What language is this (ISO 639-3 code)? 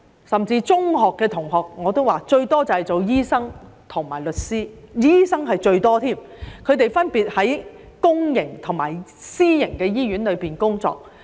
yue